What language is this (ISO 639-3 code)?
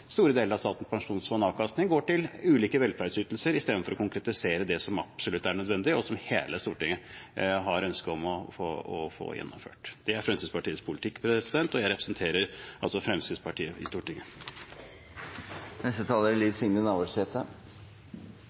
nor